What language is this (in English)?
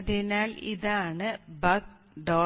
Malayalam